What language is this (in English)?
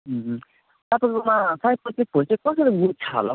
Nepali